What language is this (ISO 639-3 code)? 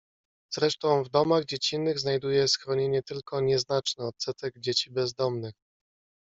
pol